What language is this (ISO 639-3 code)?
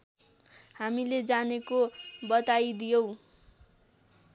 nep